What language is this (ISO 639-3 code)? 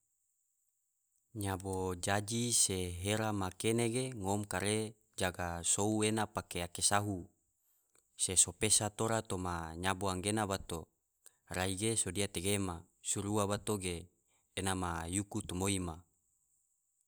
tvo